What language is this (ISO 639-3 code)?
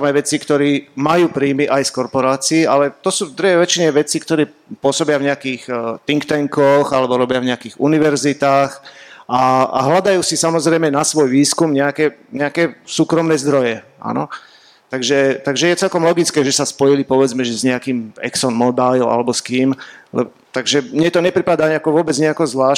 slk